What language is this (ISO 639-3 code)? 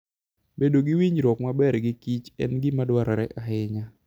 luo